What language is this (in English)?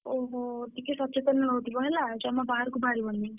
Odia